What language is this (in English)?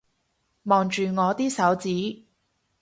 Cantonese